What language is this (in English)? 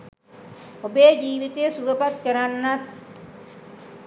Sinhala